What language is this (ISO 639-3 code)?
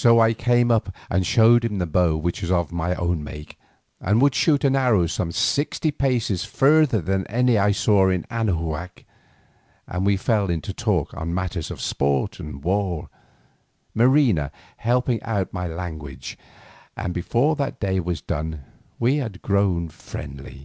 eng